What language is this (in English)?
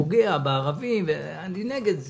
Hebrew